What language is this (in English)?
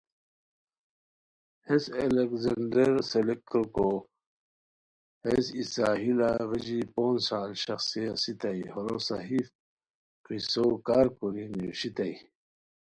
Khowar